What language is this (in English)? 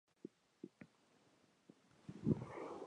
Spanish